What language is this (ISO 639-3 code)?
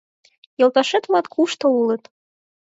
chm